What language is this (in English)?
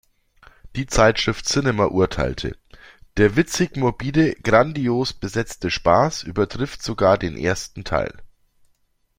German